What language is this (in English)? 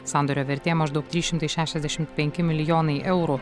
Lithuanian